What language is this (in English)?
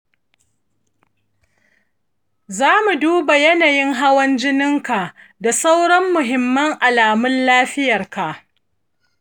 Hausa